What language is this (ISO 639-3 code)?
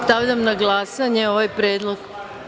srp